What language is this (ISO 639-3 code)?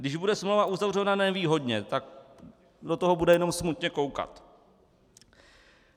ces